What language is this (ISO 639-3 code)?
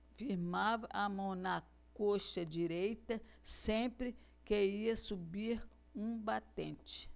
por